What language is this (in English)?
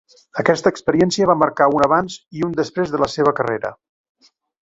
Catalan